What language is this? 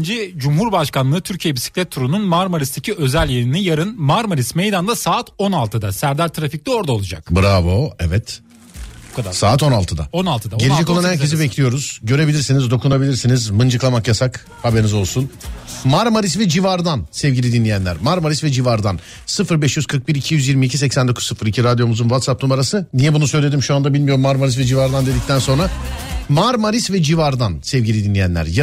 Turkish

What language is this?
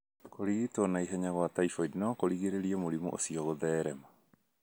Kikuyu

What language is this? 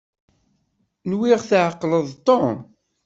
Kabyle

